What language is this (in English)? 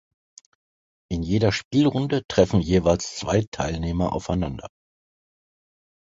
German